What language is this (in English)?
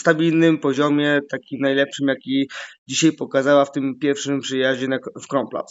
Polish